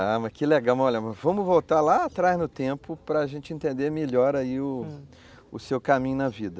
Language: Portuguese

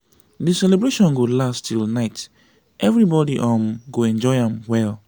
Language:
Nigerian Pidgin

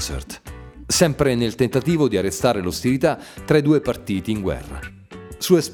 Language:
Italian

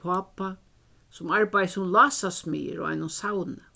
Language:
Faroese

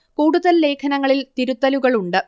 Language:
Malayalam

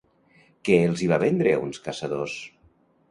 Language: Catalan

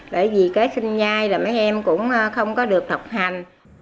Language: Vietnamese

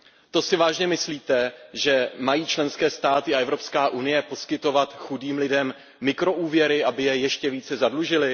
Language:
Czech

